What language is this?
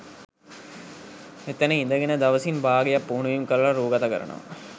Sinhala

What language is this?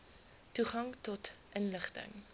Afrikaans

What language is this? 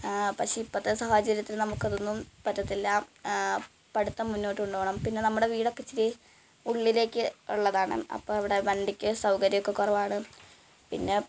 Malayalam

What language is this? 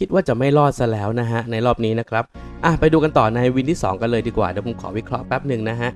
Thai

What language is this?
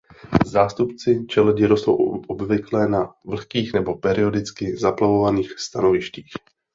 Czech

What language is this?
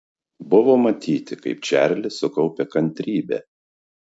Lithuanian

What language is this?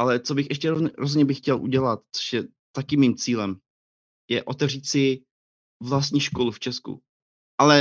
Czech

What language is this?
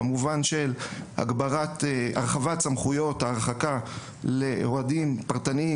Hebrew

